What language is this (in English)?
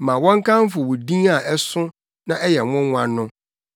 Akan